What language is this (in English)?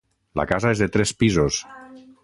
Catalan